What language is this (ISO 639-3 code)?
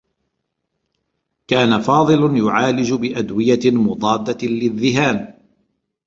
ara